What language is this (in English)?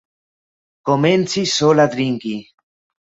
Esperanto